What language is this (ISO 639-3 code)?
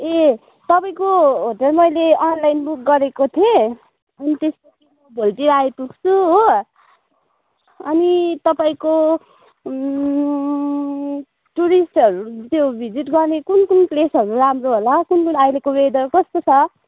nep